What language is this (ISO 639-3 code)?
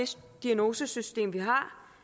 dan